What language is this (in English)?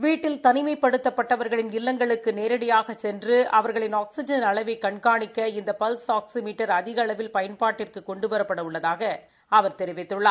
Tamil